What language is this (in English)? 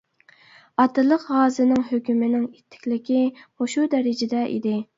Uyghur